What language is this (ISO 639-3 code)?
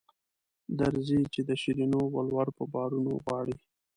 pus